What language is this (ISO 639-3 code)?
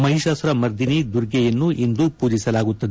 kan